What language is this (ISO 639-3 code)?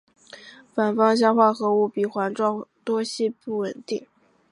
zho